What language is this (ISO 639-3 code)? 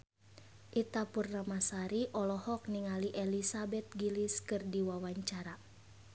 sun